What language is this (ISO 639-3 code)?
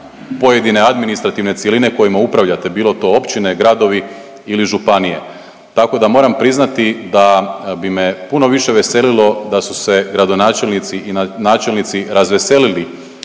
hrv